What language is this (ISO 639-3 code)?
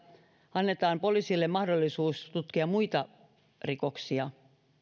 fin